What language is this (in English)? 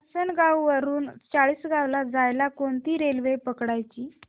Marathi